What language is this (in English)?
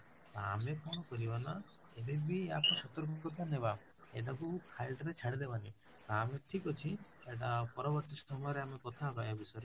Odia